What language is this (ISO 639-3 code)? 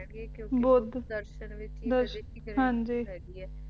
pan